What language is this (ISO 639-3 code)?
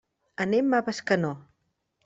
cat